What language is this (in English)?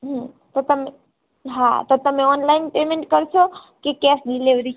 Gujarati